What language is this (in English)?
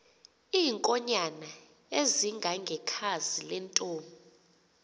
Xhosa